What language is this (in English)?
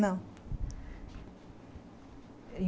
Portuguese